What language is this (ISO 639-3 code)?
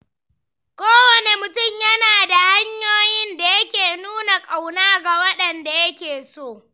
hau